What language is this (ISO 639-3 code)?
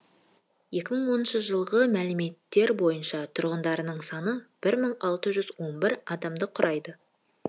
kaz